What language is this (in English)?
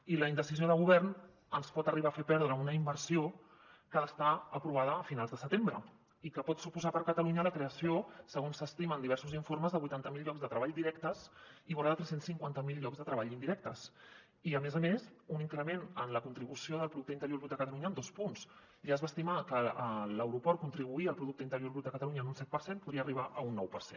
Catalan